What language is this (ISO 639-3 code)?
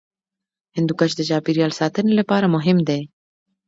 pus